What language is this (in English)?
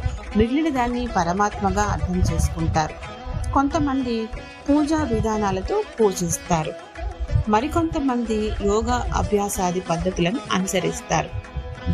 Telugu